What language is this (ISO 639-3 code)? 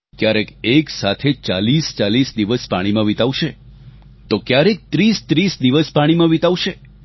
guj